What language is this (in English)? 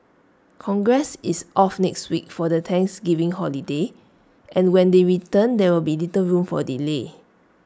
English